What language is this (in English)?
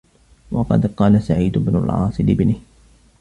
Arabic